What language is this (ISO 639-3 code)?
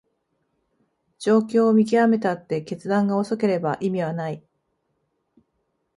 jpn